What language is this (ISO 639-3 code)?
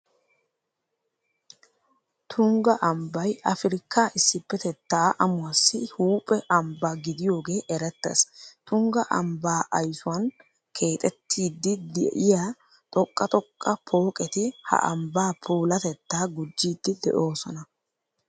wal